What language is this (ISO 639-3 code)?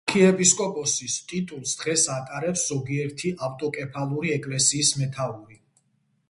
kat